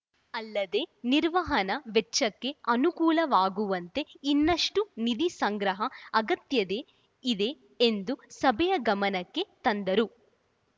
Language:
Kannada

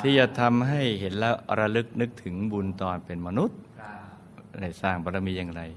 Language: Thai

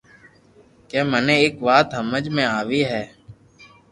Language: Loarki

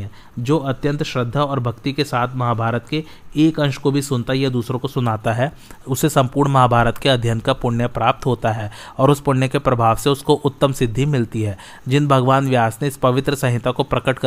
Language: Hindi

